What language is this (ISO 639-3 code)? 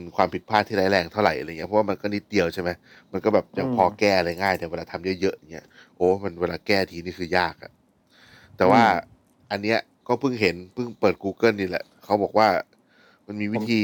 tha